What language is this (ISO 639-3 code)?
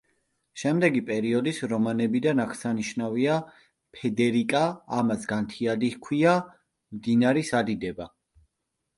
kat